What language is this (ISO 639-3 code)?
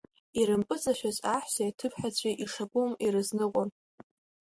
abk